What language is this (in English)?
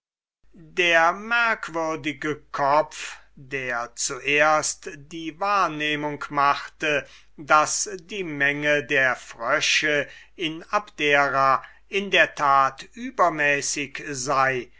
German